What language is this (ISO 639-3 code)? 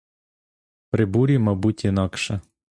ukr